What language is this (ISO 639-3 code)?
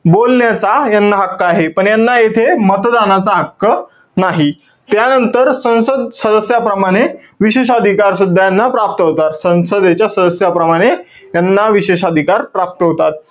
mar